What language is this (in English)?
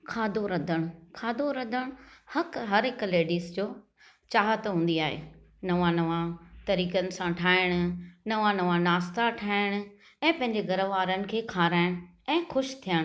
Sindhi